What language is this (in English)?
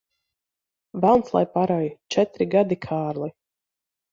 Latvian